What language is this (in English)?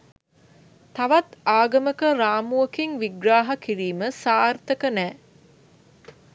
Sinhala